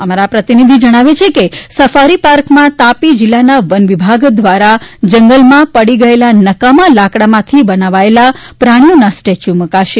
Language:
Gujarati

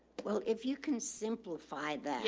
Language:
English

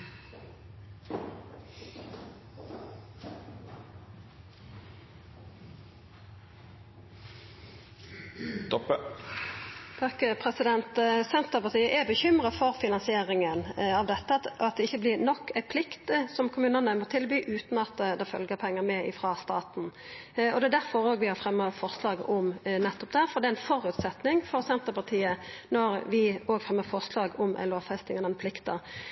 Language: Norwegian Nynorsk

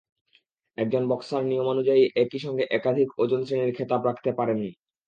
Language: Bangla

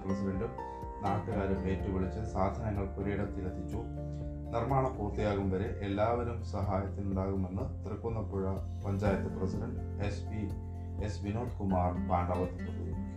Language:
Malayalam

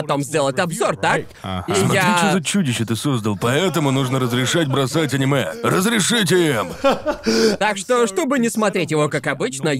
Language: Russian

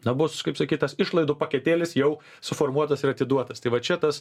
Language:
Lithuanian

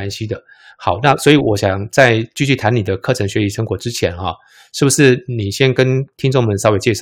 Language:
Chinese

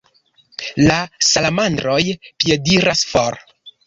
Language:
Esperanto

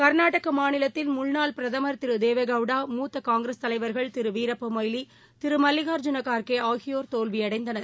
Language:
Tamil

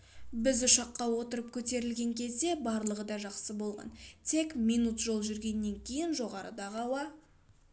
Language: Kazakh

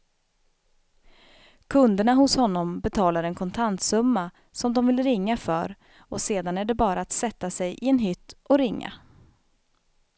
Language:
Swedish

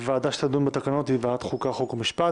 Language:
Hebrew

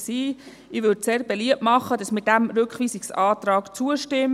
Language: Swiss German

